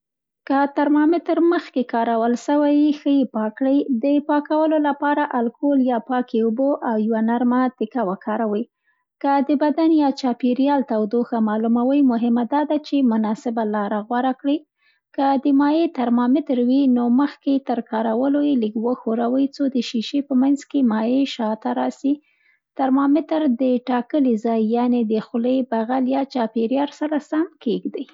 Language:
Central Pashto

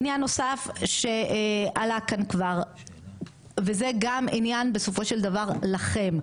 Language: Hebrew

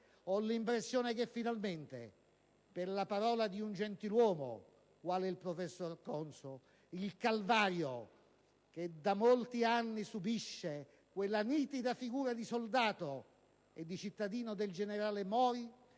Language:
Italian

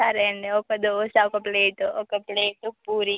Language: Telugu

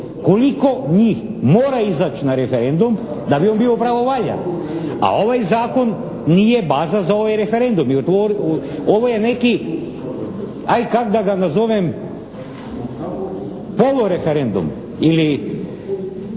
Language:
Croatian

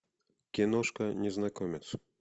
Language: Russian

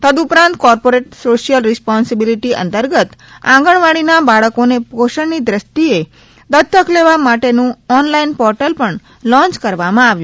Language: Gujarati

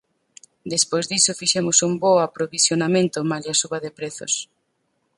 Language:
Galician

